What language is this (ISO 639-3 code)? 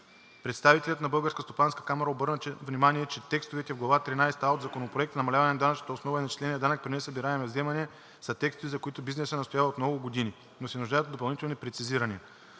bul